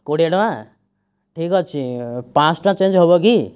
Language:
Odia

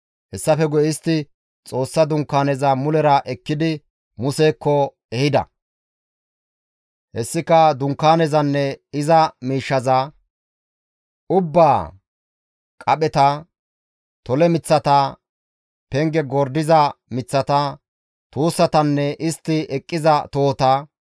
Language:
Gamo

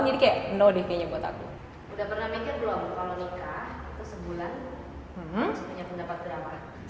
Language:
Indonesian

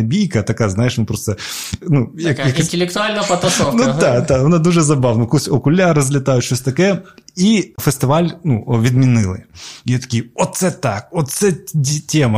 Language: Ukrainian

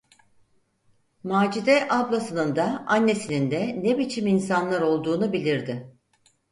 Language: Turkish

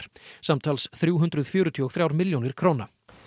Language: Icelandic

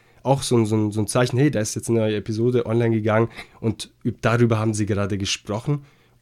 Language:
German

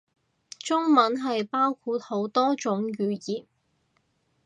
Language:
Cantonese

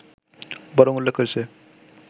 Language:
Bangla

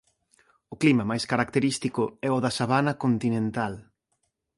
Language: Galician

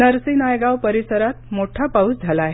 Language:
Marathi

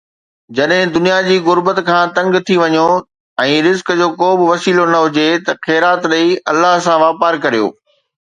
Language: Sindhi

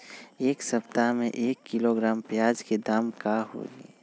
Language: Magahi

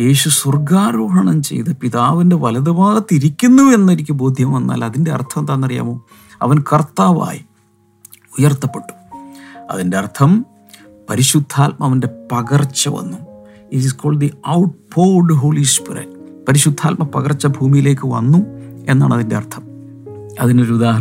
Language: Malayalam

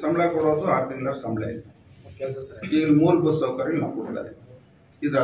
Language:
Kannada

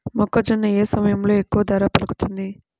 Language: Telugu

